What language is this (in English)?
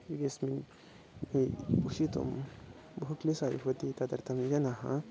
Sanskrit